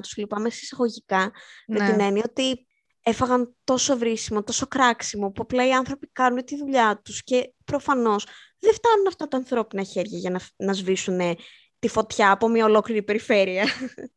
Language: Greek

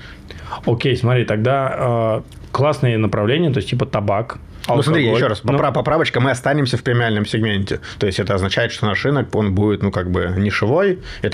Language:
Russian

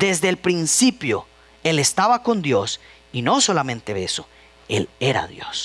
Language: Spanish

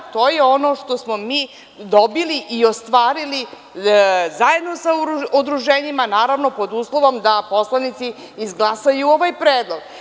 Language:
Serbian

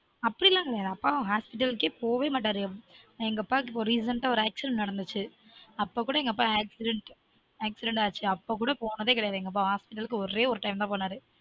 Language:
Tamil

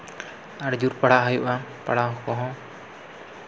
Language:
Santali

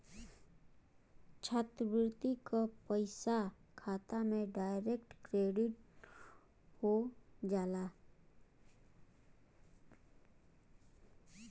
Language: Bhojpuri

